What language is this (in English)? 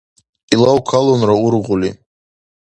Dargwa